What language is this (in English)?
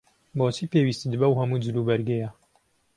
Central Kurdish